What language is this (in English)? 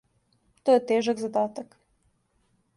Serbian